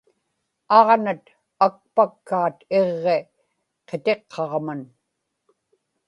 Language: Inupiaq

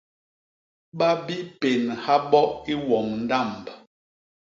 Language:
Basaa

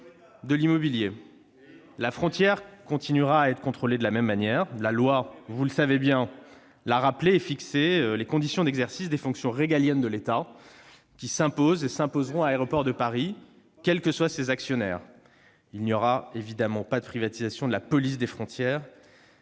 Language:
French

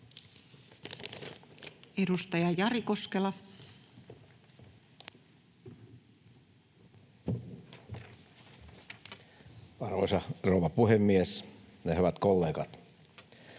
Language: Finnish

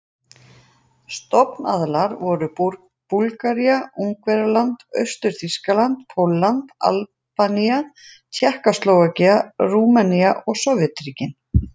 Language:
Icelandic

